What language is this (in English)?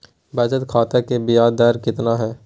Magahi